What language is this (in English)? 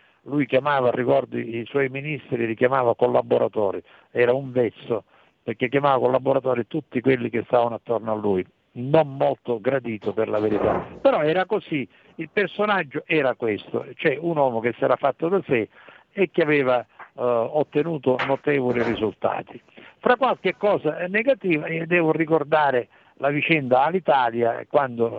Italian